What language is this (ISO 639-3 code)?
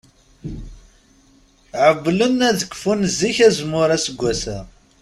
kab